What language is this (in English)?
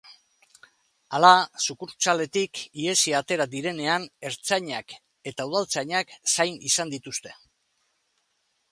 Basque